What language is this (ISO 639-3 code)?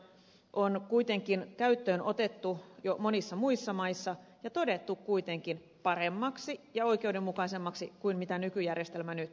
fin